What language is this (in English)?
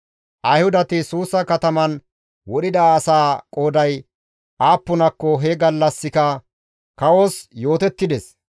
Gamo